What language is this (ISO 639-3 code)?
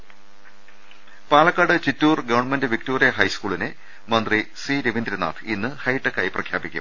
mal